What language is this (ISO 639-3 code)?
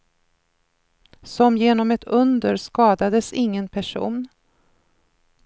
swe